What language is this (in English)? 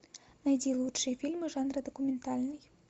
Russian